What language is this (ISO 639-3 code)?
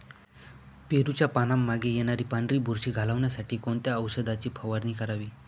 mar